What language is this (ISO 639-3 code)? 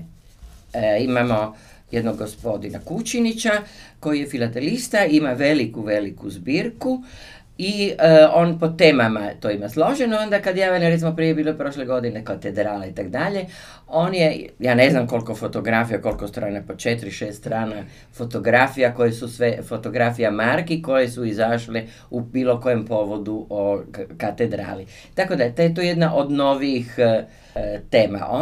hrv